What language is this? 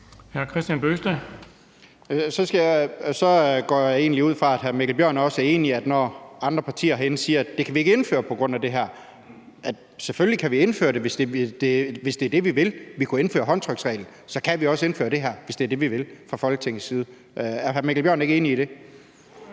Danish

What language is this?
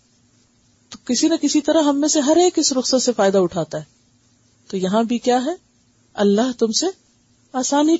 Urdu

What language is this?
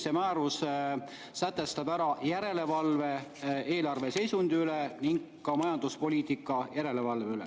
Estonian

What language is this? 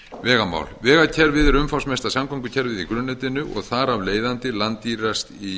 Icelandic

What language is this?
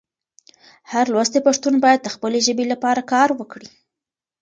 Pashto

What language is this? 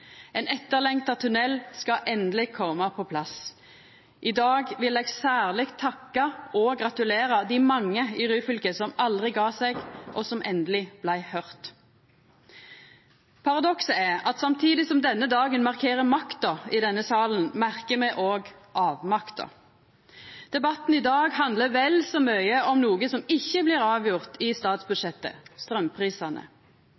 Norwegian Nynorsk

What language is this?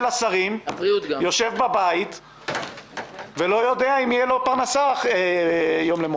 Hebrew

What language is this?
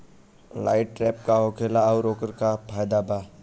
Bhojpuri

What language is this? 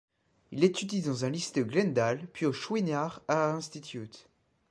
French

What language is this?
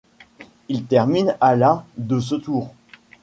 French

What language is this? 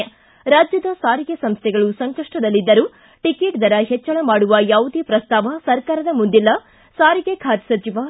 Kannada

